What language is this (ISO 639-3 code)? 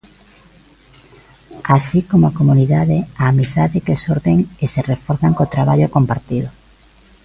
glg